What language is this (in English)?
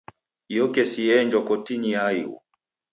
Taita